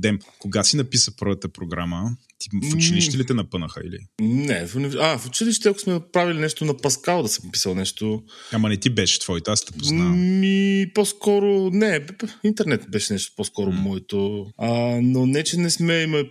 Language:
Bulgarian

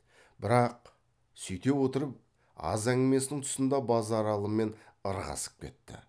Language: Kazakh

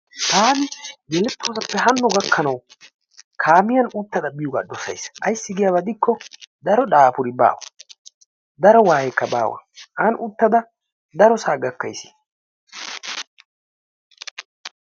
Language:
Wolaytta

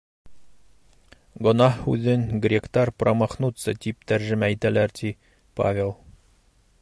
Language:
Bashkir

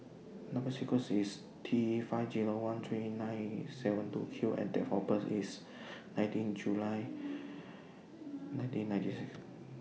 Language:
English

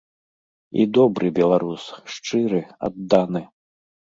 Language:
Belarusian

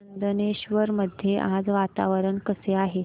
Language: Marathi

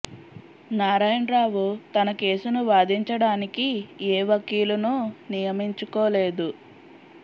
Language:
Telugu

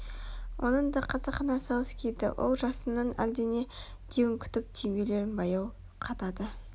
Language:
Kazakh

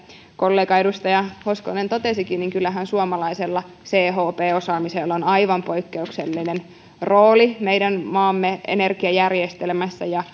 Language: Finnish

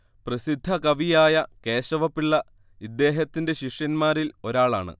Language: Malayalam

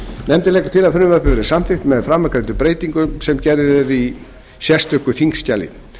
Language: Icelandic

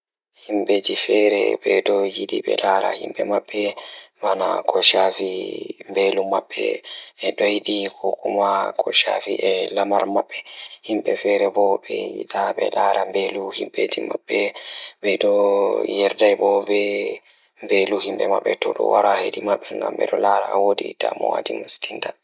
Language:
Fula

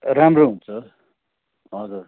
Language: Nepali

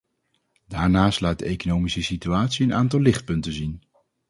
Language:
Dutch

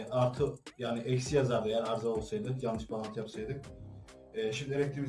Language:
Turkish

